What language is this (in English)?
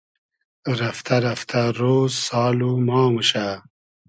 Hazaragi